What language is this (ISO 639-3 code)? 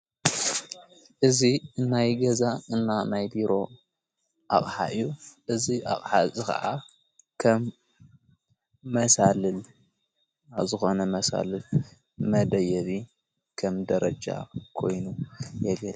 tir